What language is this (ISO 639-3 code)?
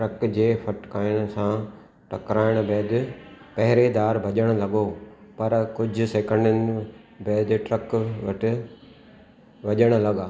snd